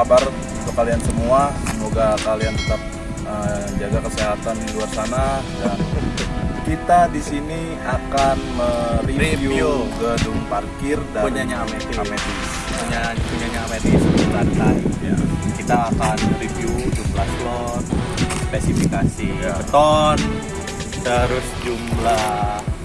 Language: Indonesian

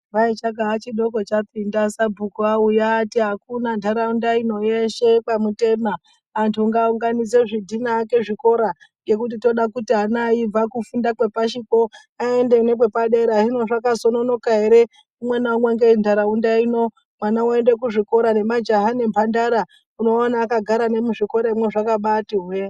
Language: Ndau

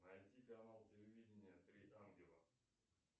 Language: Russian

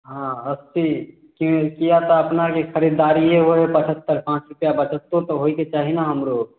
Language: Maithili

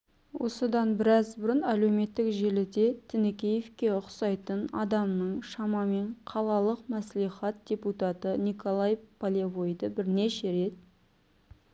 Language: Kazakh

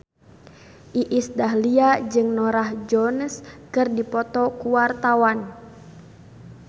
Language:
Sundanese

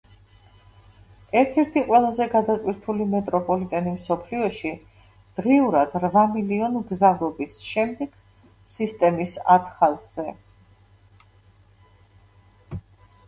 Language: Georgian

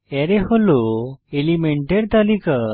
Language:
Bangla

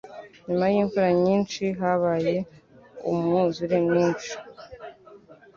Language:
Kinyarwanda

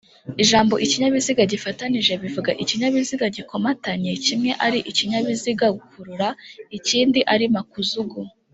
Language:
Kinyarwanda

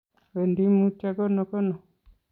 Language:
Kalenjin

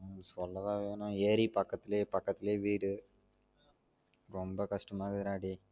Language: Tamil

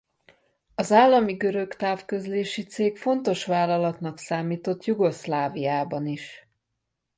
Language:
Hungarian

